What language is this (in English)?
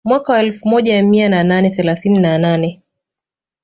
Swahili